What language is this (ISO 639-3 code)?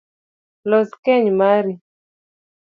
luo